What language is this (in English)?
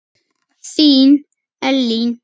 Icelandic